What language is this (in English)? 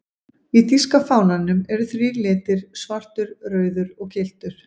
Icelandic